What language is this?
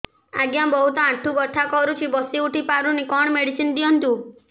Odia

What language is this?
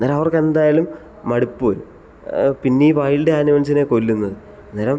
Malayalam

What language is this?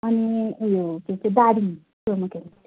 Nepali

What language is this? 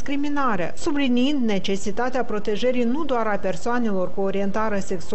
Romanian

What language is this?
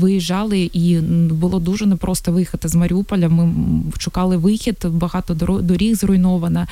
Ukrainian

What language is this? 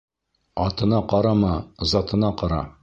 Bashkir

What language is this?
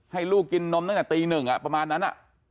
Thai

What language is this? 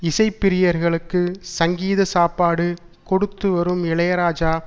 Tamil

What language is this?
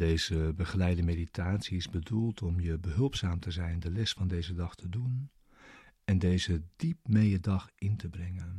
Dutch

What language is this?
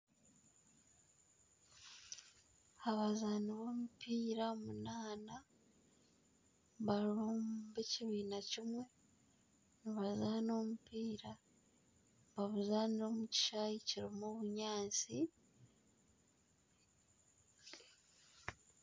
Nyankole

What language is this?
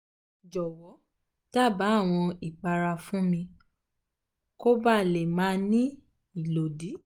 Yoruba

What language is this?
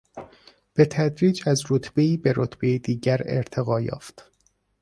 Persian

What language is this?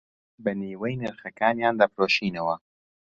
Central Kurdish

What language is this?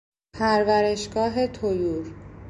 Persian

